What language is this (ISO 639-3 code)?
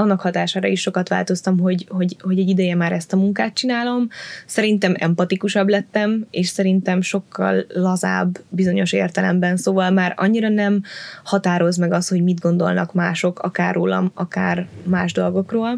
hun